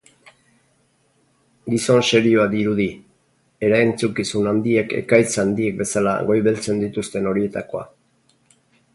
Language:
Basque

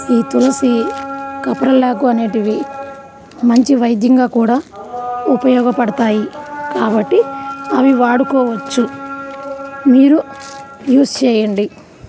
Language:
Telugu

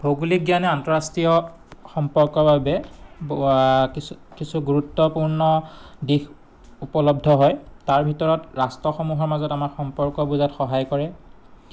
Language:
Assamese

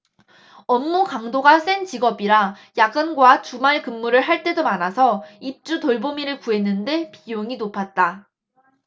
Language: Korean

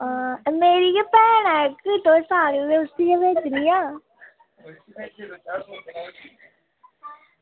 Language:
Dogri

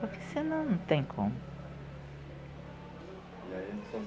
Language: Portuguese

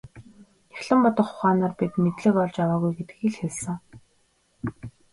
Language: Mongolian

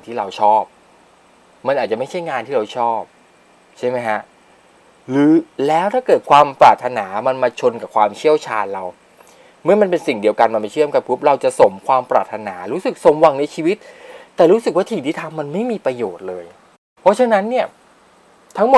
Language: Thai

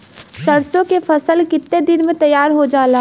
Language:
Bhojpuri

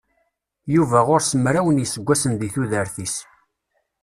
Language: Kabyle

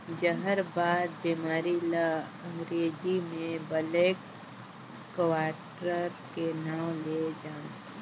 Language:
Chhattisgarhi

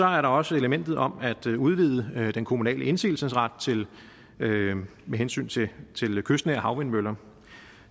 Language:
Danish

